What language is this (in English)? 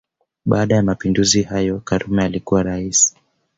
Swahili